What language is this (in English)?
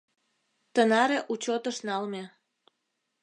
Mari